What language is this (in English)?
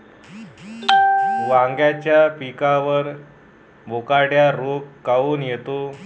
Marathi